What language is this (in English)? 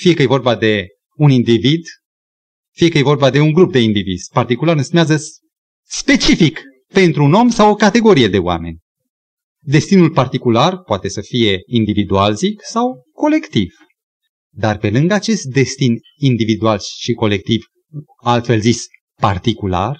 Romanian